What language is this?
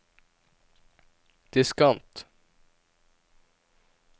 Norwegian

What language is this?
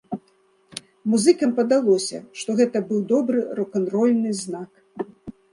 Belarusian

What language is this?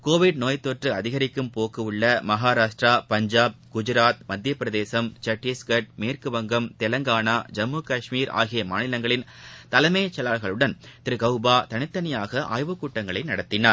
Tamil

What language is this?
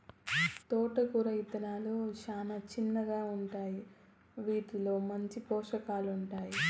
Telugu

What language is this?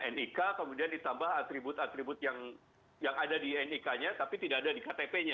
Indonesian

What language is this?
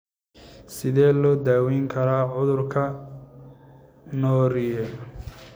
Somali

